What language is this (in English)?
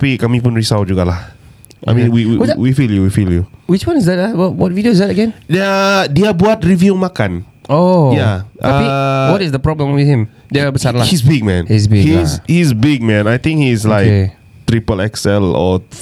Malay